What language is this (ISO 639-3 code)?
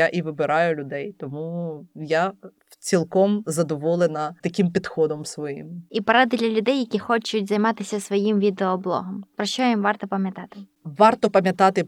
ukr